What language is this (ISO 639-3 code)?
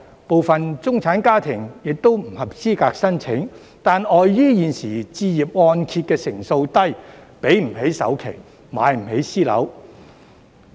yue